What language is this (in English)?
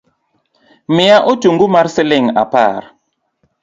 Luo (Kenya and Tanzania)